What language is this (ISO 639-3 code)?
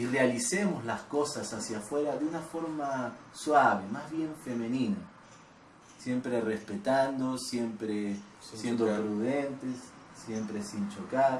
spa